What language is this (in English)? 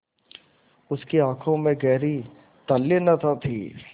Hindi